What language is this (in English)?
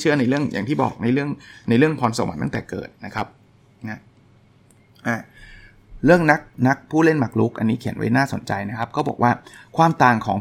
Thai